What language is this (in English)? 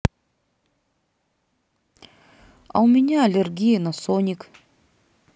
Russian